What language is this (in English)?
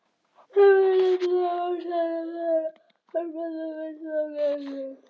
Icelandic